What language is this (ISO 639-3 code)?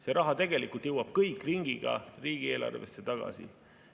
est